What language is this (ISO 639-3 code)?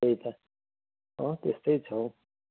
nep